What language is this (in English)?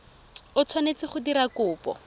Tswana